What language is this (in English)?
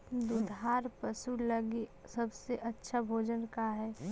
Magahi